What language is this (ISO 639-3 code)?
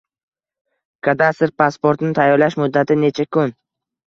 uzb